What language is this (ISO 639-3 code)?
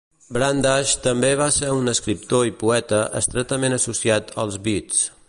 cat